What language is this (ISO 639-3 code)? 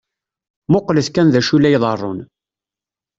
kab